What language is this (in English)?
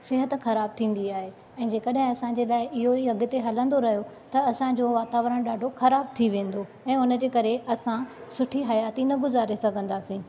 Sindhi